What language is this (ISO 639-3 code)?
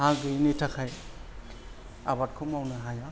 brx